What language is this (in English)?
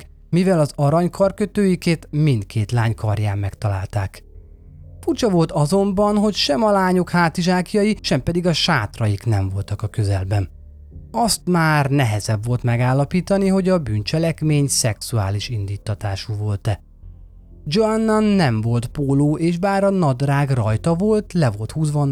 Hungarian